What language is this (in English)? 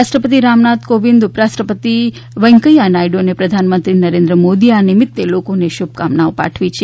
Gujarati